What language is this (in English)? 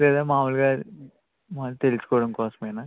Telugu